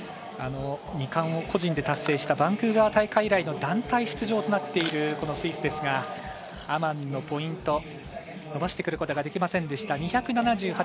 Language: Japanese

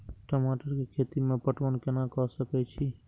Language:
Maithili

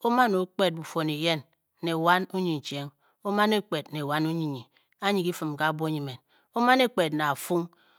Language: Bokyi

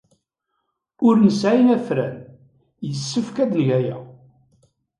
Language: Kabyle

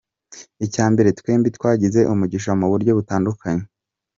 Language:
Kinyarwanda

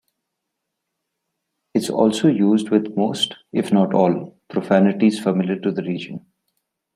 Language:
English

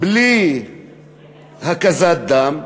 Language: Hebrew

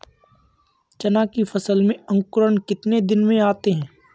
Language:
Hindi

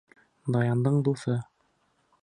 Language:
Bashkir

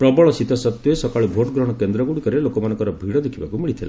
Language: Odia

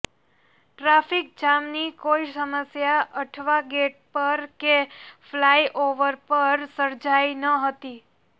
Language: Gujarati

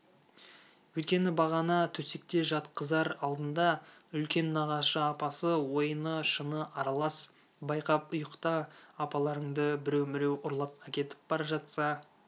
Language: Kazakh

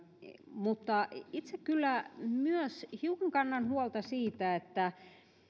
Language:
Finnish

